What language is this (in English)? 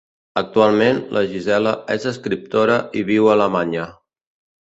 Catalan